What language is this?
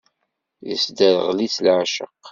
Kabyle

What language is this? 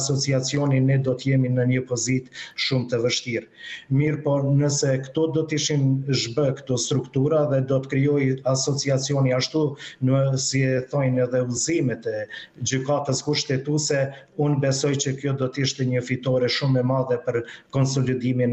Romanian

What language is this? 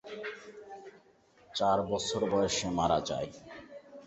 Bangla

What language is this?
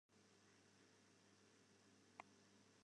Western Frisian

